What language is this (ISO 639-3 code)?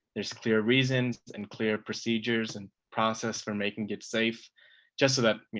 eng